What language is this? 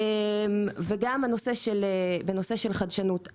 Hebrew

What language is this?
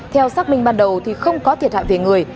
Vietnamese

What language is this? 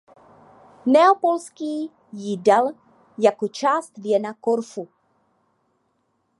Czech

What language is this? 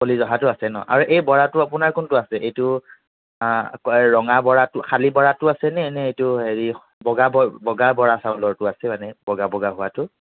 Assamese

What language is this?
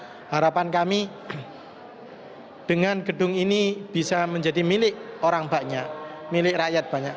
Indonesian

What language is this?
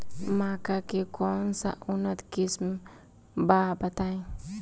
Bhojpuri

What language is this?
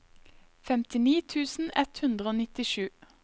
Norwegian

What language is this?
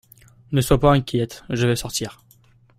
French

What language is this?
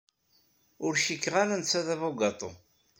Kabyle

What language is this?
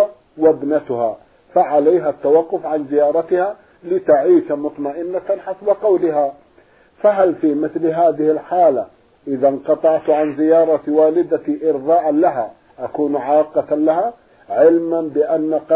Arabic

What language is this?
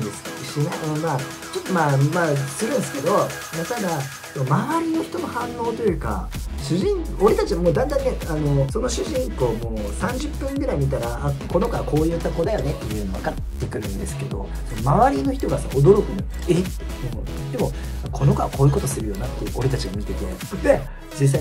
Japanese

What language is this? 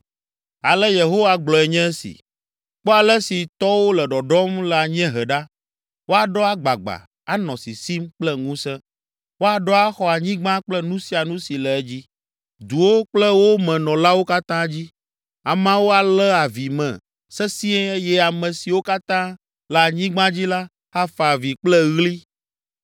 Ewe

